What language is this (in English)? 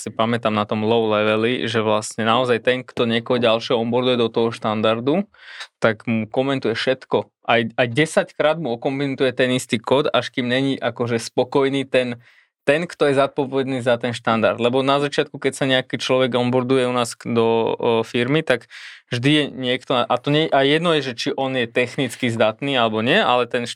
Slovak